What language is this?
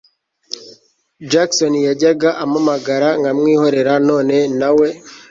Kinyarwanda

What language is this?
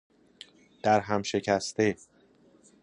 Persian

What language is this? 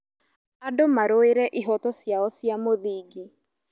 Kikuyu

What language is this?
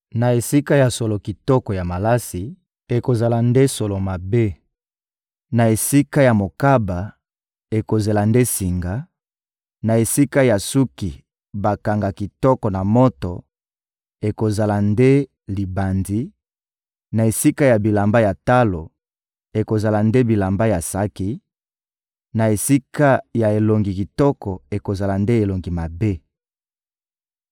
Lingala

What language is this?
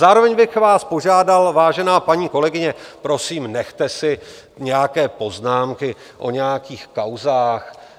Czech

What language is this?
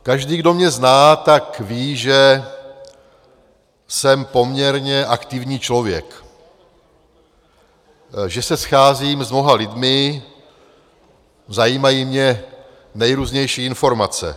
Czech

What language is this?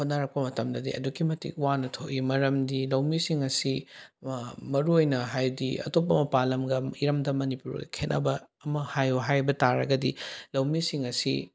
Manipuri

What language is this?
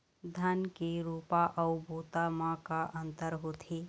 Chhattisgarhi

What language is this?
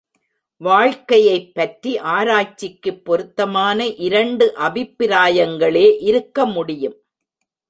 Tamil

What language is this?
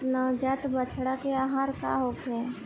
Bhojpuri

